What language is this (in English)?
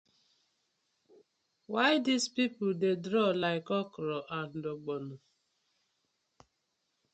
Nigerian Pidgin